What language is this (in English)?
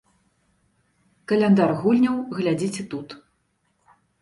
Belarusian